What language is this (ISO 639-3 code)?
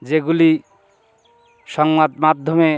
ben